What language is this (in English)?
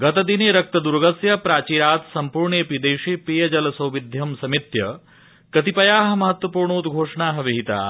Sanskrit